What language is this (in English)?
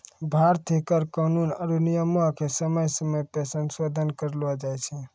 Maithili